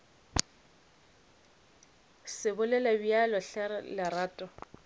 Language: Northern Sotho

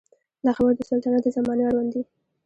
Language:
Pashto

